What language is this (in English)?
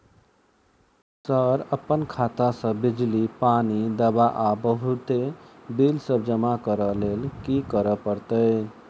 Maithili